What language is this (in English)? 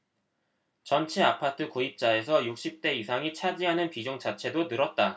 Korean